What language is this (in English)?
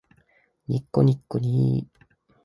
Japanese